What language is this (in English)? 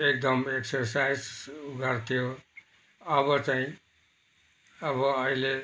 Nepali